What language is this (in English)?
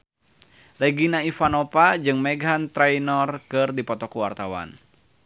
Sundanese